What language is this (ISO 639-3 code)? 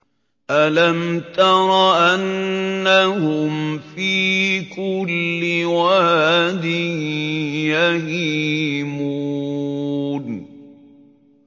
ara